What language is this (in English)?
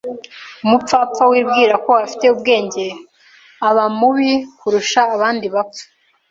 Kinyarwanda